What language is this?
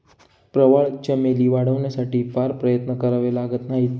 Marathi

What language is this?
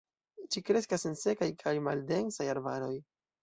Esperanto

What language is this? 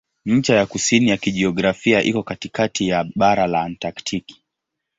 Swahili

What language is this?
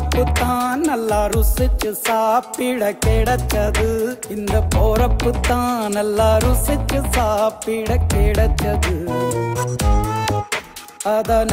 Indonesian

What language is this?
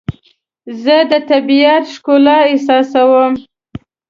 Pashto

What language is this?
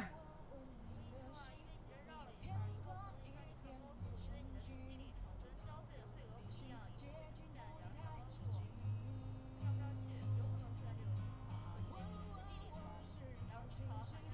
Chinese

